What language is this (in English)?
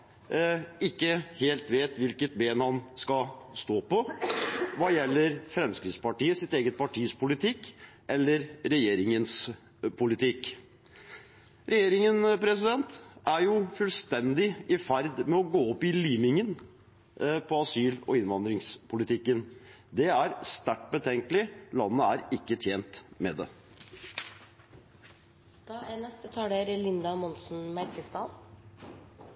Norwegian Bokmål